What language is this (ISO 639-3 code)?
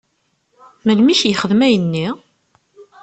kab